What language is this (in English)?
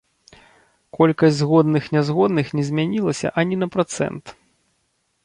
Belarusian